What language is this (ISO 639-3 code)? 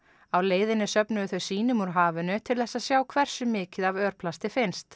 isl